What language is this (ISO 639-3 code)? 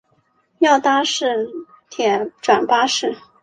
zho